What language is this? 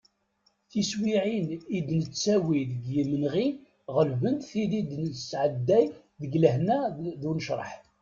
Kabyle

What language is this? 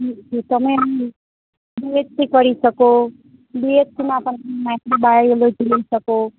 Gujarati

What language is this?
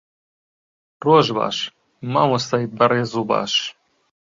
Central Kurdish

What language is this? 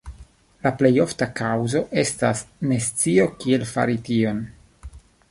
Esperanto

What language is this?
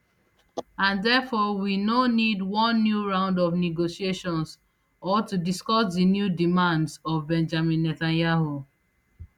Nigerian Pidgin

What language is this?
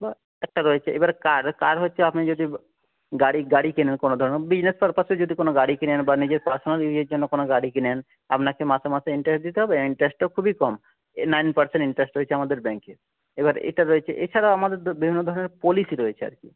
Bangla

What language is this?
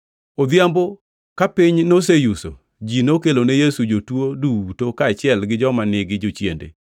Luo (Kenya and Tanzania)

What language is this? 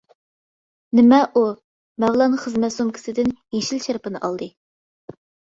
Uyghur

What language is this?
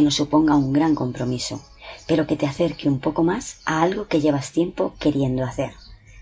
Spanish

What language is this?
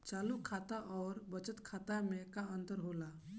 Bhojpuri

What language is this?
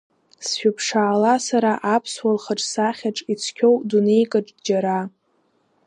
Abkhazian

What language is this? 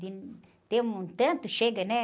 Portuguese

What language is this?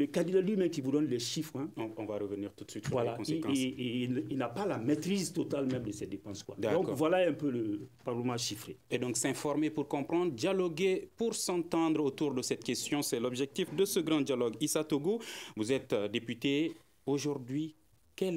French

